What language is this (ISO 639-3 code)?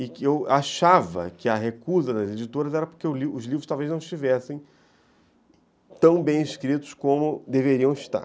por